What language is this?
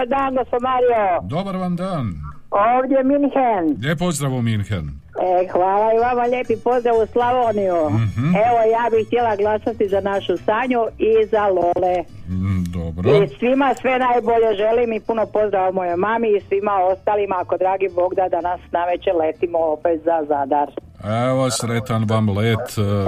Croatian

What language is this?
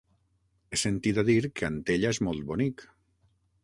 Catalan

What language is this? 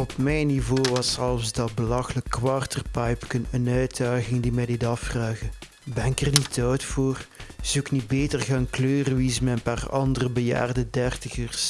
Dutch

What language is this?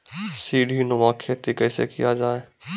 Maithili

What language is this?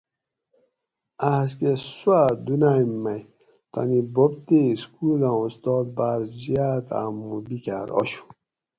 Gawri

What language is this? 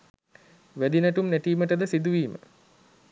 Sinhala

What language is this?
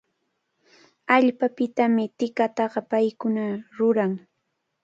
Cajatambo North Lima Quechua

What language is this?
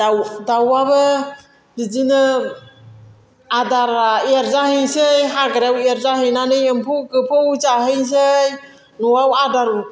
Bodo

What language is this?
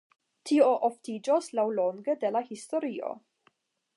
Esperanto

